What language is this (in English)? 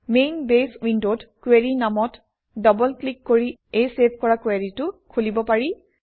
Assamese